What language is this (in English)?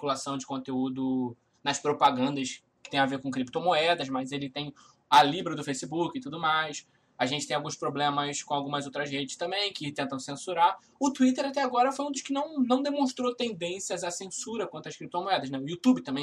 Portuguese